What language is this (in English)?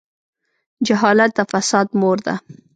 Pashto